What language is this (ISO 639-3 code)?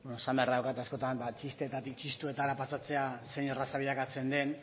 eus